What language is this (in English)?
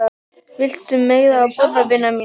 Icelandic